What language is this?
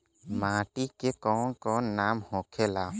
Bhojpuri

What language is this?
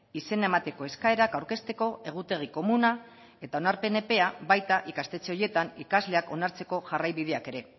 Basque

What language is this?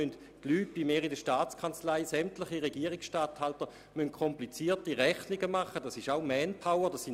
Swiss German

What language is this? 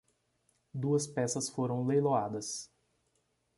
Portuguese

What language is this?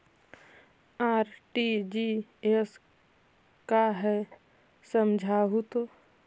Magahi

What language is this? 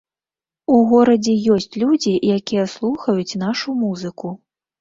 Belarusian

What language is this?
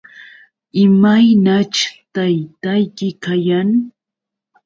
Yauyos Quechua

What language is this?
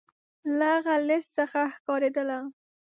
Pashto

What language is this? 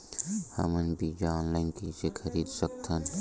Chhattisgarhi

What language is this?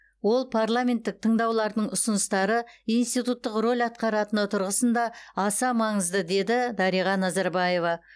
Kazakh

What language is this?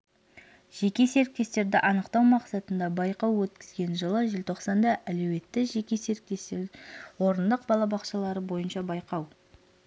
Kazakh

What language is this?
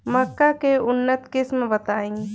Bhojpuri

